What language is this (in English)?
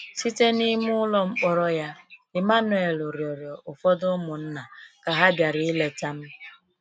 Igbo